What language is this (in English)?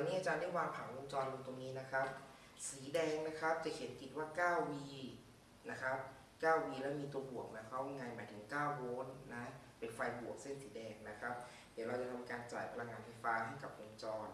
Thai